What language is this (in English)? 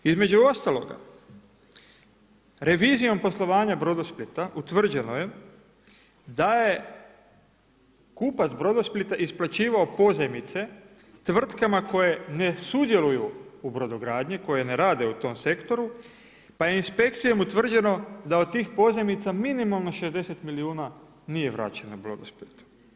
Croatian